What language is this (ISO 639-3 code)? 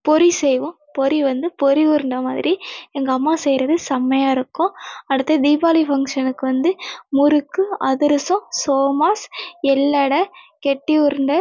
tam